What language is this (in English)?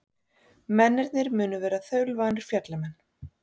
Icelandic